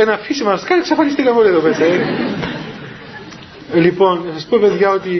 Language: Greek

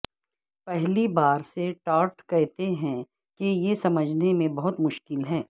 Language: Urdu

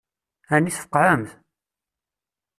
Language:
Kabyle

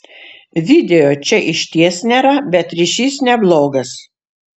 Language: Lithuanian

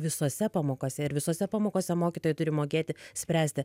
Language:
Lithuanian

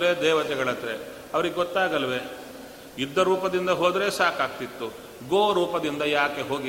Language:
Kannada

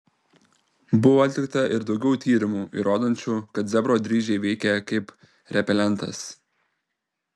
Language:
Lithuanian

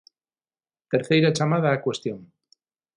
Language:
Galician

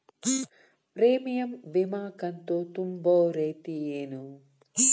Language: Kannada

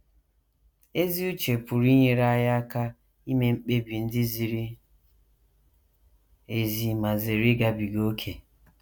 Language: Igbo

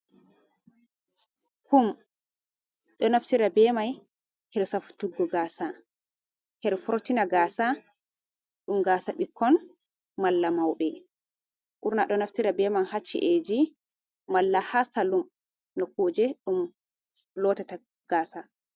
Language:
Fula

